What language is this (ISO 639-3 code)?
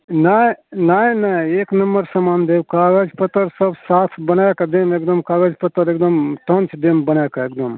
mai